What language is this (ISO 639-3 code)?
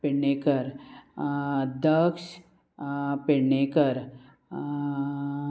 kok